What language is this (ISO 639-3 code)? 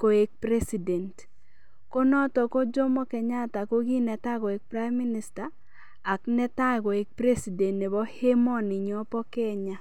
kln